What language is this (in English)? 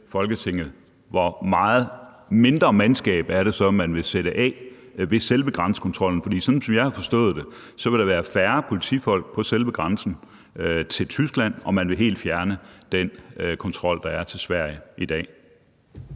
Danish